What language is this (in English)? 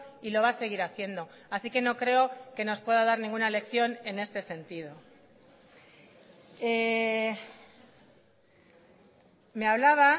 Spanish